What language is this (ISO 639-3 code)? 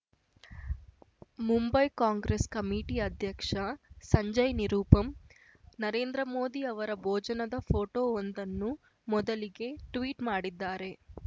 kan